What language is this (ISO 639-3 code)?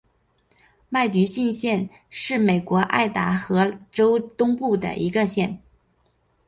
zho